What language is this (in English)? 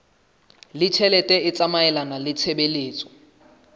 Southern Sotho